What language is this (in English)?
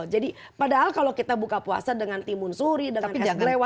Indonesian